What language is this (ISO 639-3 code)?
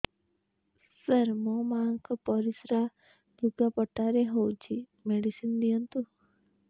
ori